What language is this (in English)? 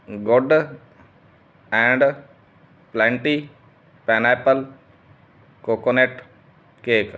Punjabi